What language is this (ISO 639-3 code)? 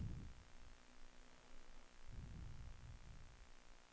dan